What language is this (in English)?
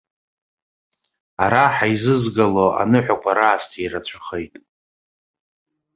Abkhazian